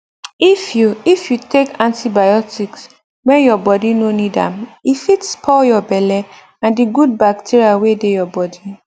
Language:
Nigerian Pidgin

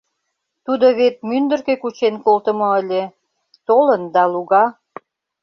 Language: Mari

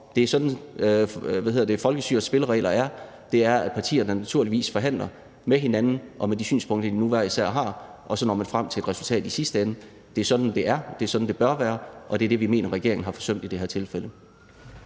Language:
Danish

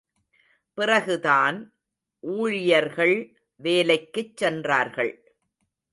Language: Tamil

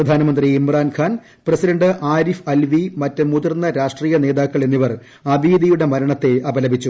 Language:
Malayalam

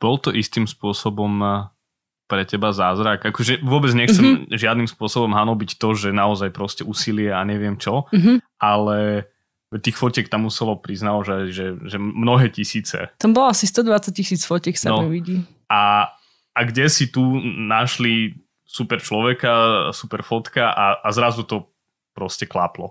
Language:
Slovak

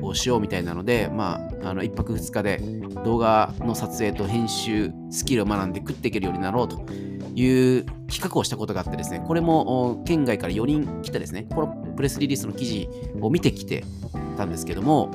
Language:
Japanese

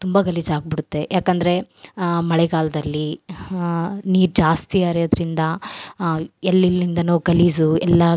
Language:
Kannada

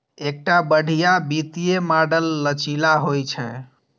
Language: Maithili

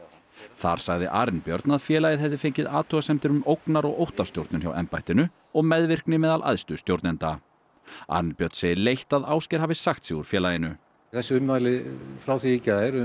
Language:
Icelandic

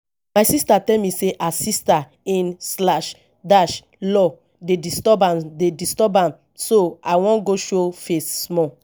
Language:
Nigerian Pidgin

